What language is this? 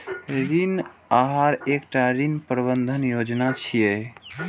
Maithili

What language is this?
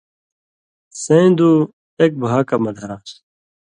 Indus Kohistani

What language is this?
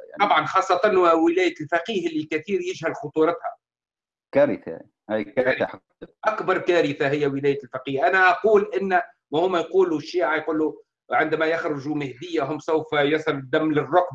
Arabic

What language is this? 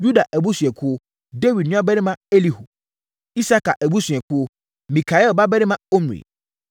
Akan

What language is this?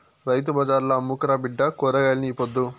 Telugu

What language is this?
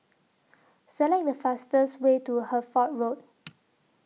English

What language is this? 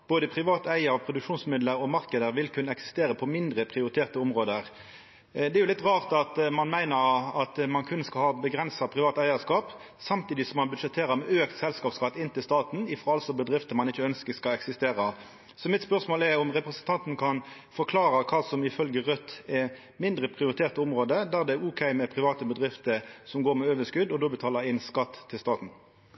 Norwegian Nynorsk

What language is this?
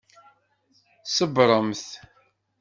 Kabyle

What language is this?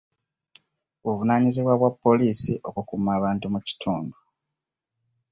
Ganda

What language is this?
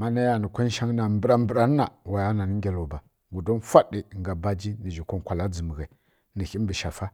Kirya-Konzəl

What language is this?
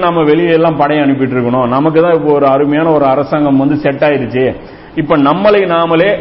Tamil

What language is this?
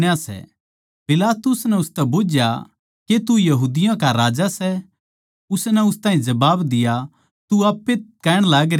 Haryanvi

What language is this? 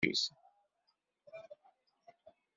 Kabyle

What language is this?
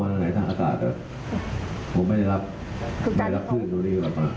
Thai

